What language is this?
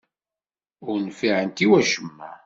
Kabyle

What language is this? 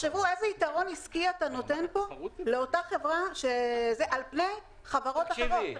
Hebrew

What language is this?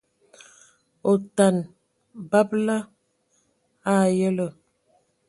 Ewondo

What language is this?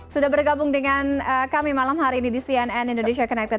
Indonesian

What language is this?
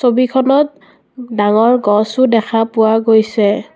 Assamese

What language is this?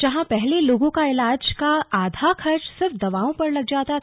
Hindi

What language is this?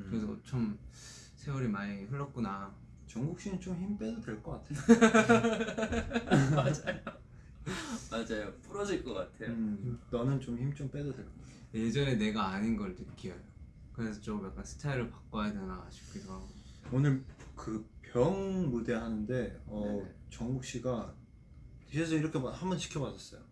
Korean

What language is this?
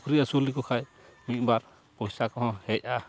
Santali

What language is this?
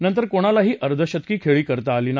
Marathi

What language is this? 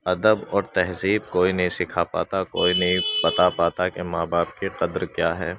Urdu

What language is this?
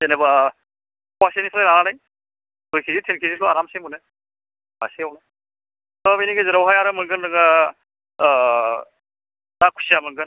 Bodo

